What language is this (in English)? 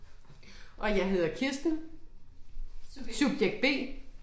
Danish